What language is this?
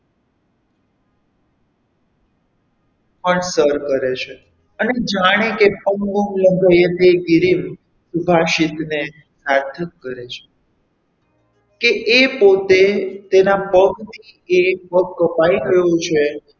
Gujarati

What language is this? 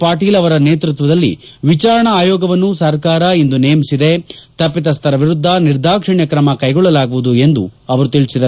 Kannada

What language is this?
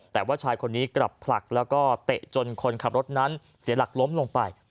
Thai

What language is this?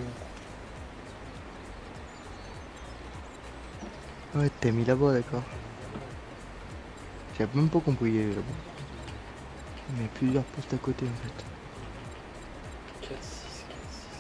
French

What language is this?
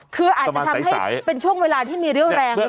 Thai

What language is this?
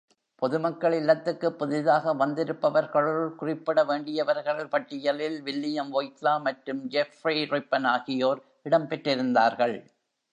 Tamil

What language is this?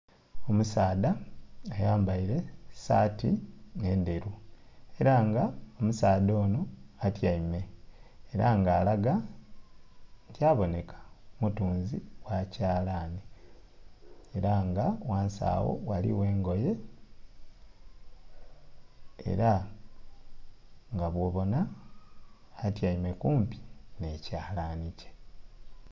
Soga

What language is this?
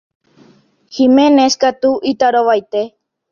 Guarani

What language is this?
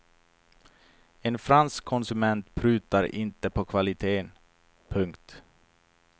Swedish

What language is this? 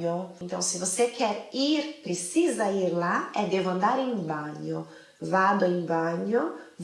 Portuguese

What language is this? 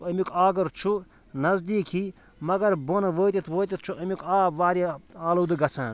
Kashmiri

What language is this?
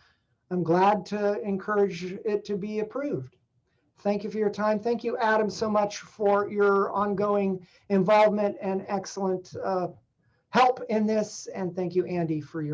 English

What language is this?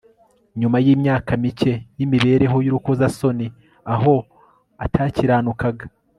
Kinyarwanda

